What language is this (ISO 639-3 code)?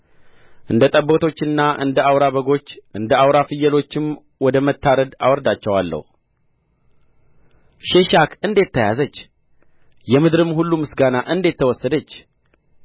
amh